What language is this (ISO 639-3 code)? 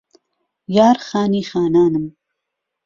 ckb